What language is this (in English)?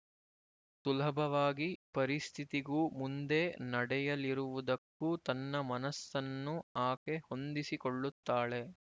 Kannada